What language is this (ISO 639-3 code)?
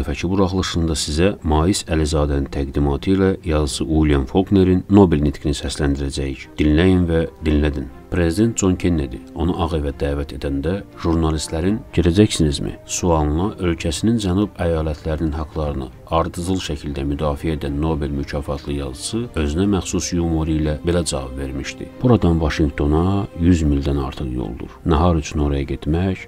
tur